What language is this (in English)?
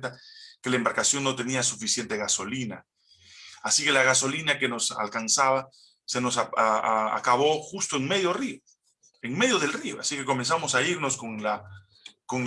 Spanish